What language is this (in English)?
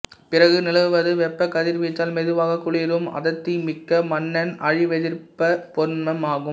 Tamil